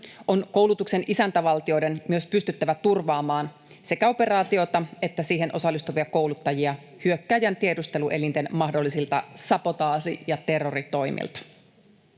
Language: Finnish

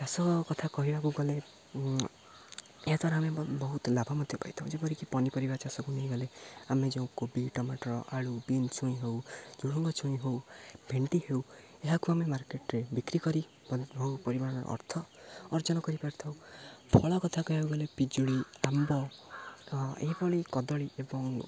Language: Odia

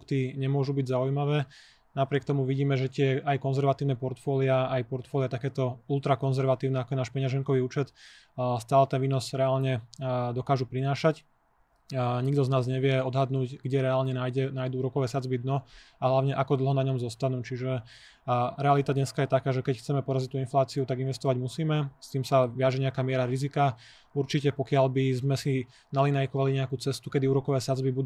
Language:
Slovak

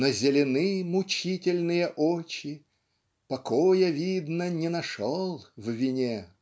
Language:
Russian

